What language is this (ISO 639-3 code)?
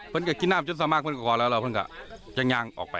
tha